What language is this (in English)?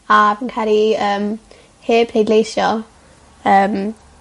Welsh